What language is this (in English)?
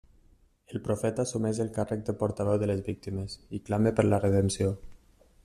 Catalan